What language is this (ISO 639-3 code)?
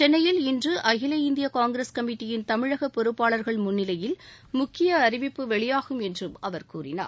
tam